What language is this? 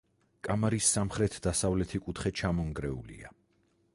Georgian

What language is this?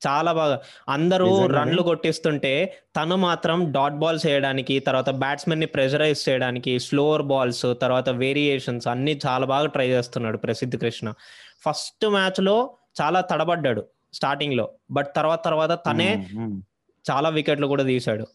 Telugu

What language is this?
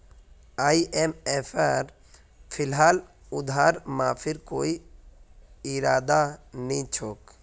Magahi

